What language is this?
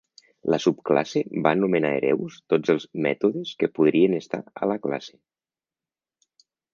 Catalan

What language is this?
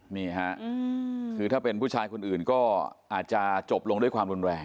Thai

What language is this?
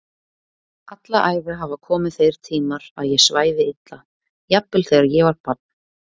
Icelandic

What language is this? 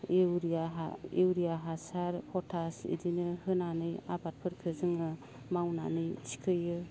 Bodo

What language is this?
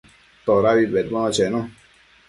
Matsés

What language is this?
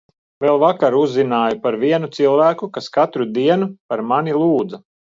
Latvian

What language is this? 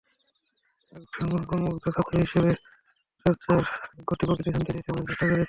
Bangla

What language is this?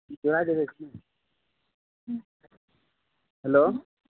Maithili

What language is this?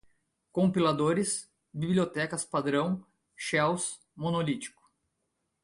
Portuguese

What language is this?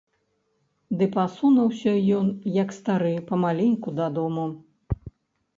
Belarusian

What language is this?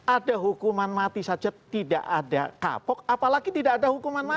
Indonesian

